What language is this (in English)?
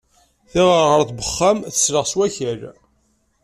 Kabyle